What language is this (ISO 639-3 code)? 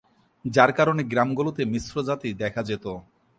ben